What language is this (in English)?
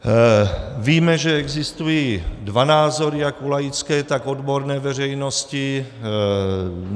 Czech